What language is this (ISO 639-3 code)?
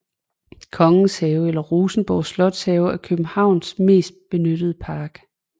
dan